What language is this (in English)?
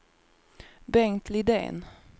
Swedish